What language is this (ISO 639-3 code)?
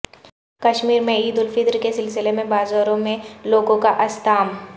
urd